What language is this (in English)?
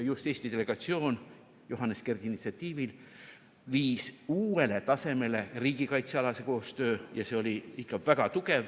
Estonian